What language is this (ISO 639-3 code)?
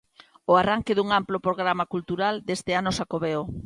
glg